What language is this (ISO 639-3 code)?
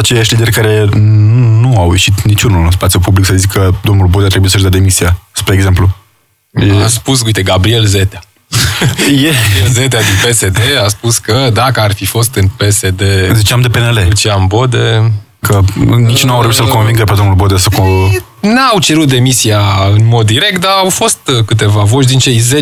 ron